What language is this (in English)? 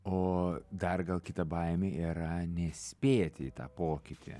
Lithuanian